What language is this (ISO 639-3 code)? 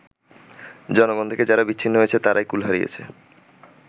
ben